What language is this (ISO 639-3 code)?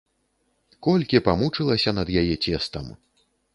bel